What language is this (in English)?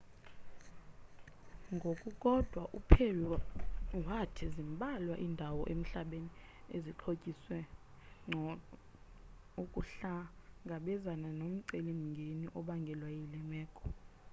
Xhosa